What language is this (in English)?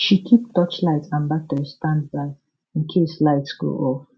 Nigerian Pidgin